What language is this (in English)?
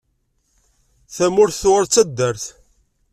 Kabyle